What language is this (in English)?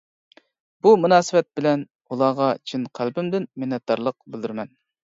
Uyghur